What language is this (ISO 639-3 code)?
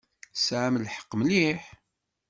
kab